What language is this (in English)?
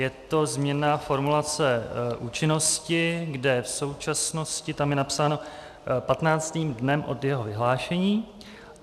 Czech